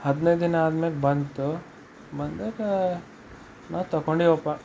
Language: Kannada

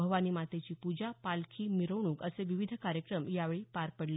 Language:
Marathi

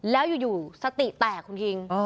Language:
Thai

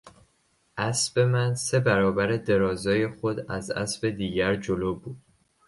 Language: Persian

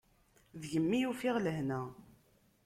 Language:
Kabyle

